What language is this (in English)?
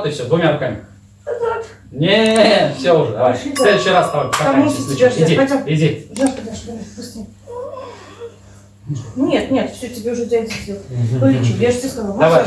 Russian